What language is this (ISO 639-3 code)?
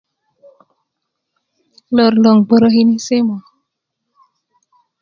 ukv